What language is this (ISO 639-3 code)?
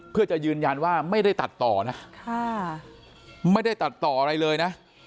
tha